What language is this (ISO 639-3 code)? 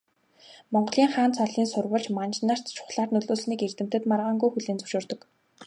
mon